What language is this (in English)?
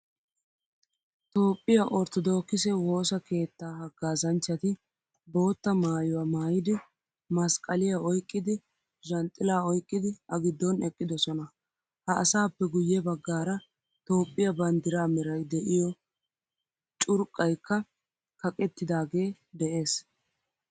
Wolaytta